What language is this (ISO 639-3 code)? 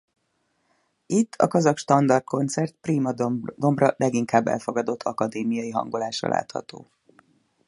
hun